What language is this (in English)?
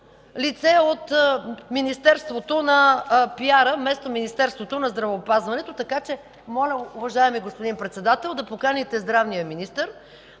Bulgarian